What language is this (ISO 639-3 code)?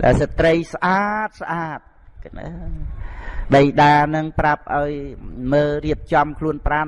vie